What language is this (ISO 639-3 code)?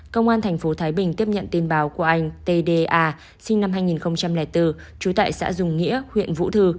vie